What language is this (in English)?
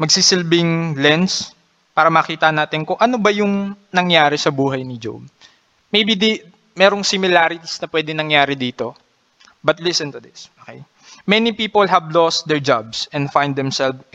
Filipino